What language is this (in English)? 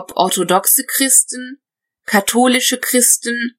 German